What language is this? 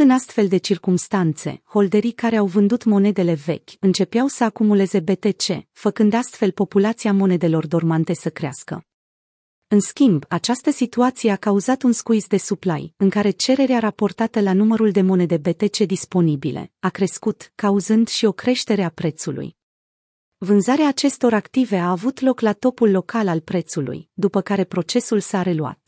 Romanian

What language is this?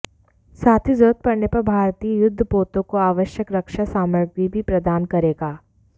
Hindi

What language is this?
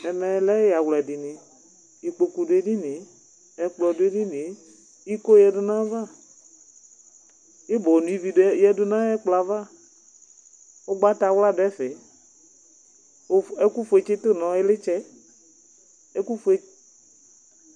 Ikposo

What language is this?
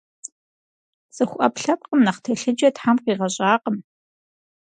Kabardian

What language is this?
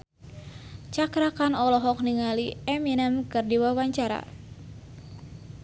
Sundanese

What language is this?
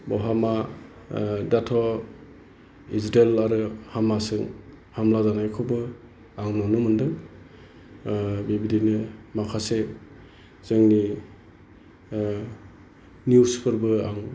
Bodo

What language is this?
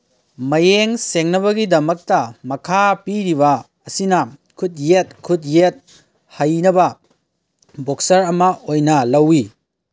Manipuri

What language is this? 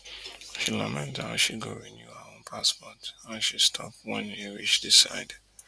Nigerian Pidgin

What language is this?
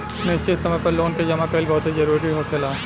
Bhojpuri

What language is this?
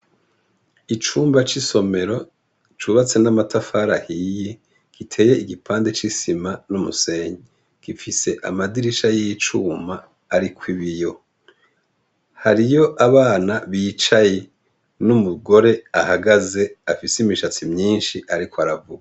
Rundi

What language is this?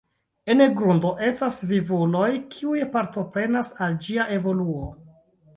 Esperanto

